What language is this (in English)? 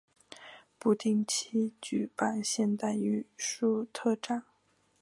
Chinese